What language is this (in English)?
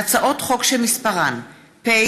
Hebrew